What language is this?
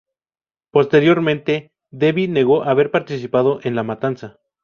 Spanish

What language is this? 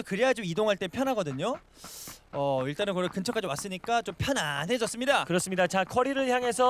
Korean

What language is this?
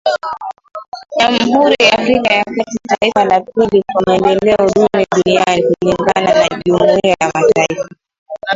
Swahili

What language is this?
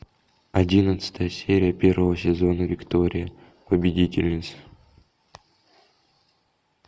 Russian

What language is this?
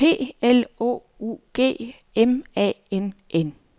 Danish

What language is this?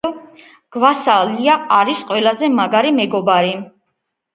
Georgian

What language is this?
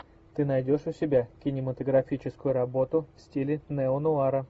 Russian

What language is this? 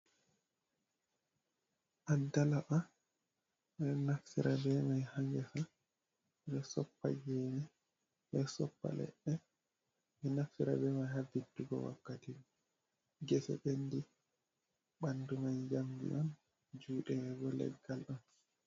Fula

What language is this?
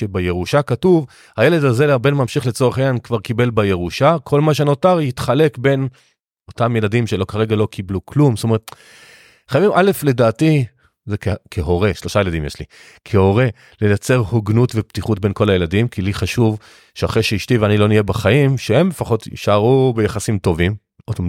Hebrew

